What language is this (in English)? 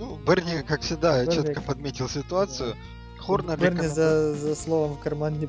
Russian